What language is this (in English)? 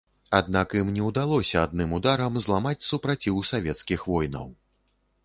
Belarusian